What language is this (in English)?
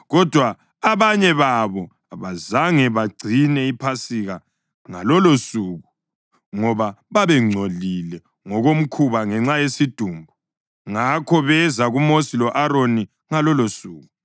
North Ndebele